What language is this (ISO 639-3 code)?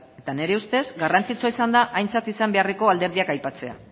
eus